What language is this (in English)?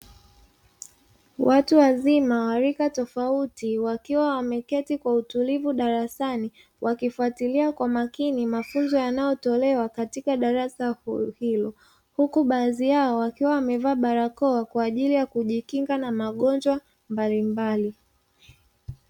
Swahili